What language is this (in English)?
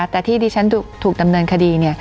Thai